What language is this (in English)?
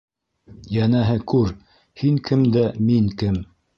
Bashkir